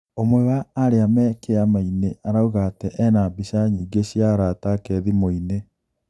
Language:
Kikuyu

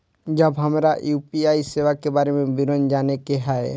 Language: Maithili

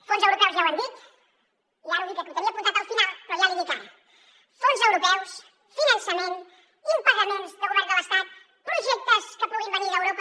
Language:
Catalan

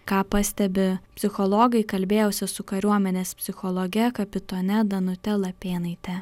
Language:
Lithuanian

